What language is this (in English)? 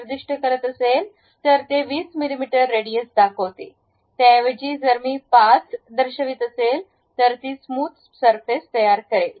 Marathi